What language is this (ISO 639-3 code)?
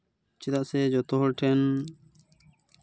sat